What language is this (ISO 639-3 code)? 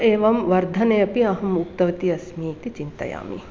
san